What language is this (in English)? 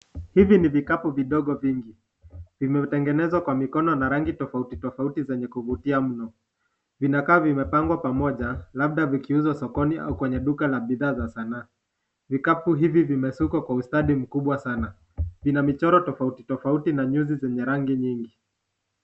Swahili